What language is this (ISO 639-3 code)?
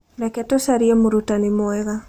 kik